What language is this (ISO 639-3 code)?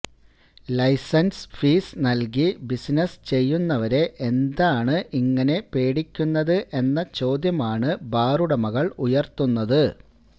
mal